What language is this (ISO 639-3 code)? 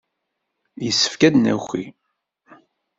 kab